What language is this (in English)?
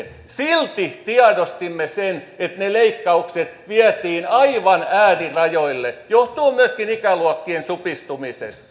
Finnish